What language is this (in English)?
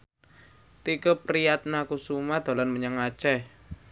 Javanese